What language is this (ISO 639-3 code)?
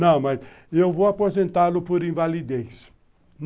por